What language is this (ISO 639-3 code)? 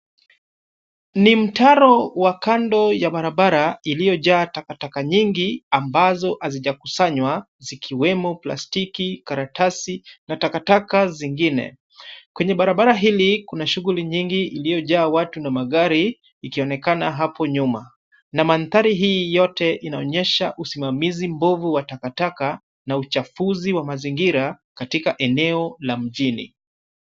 swa